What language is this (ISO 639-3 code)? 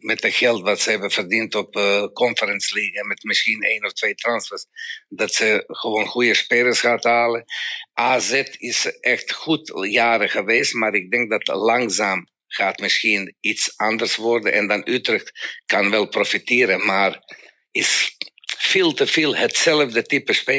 nld